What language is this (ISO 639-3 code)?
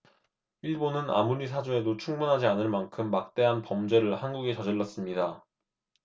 kor